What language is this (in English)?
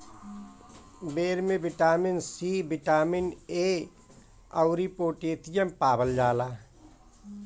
Bhojpuri